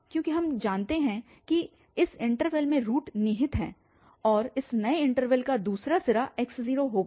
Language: Hindi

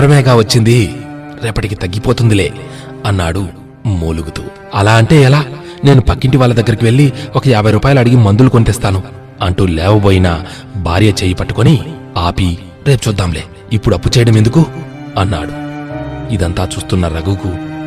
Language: Telugu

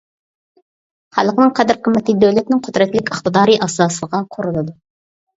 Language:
Uyghur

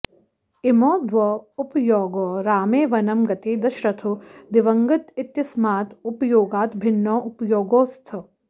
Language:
Sanskrit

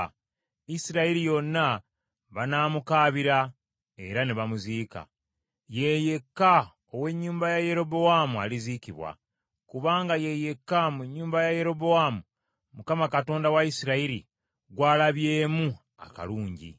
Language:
Ganda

